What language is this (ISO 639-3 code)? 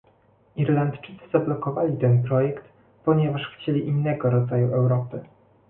pol